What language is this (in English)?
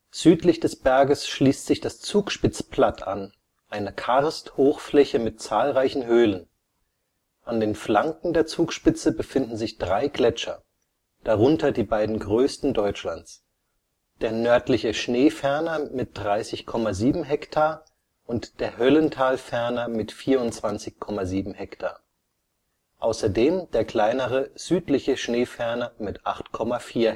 German